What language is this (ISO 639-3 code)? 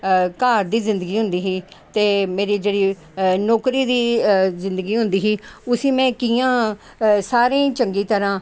doi